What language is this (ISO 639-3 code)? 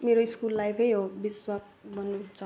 nep